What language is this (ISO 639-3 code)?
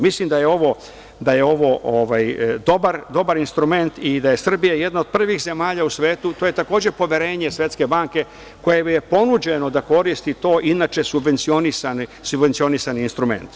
srp